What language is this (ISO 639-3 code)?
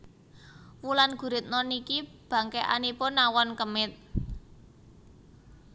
jav